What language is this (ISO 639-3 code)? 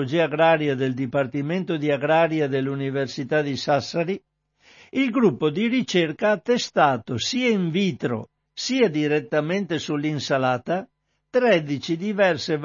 ita